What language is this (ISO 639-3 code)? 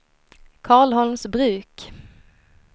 swe